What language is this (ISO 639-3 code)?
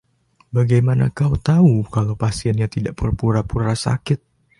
ind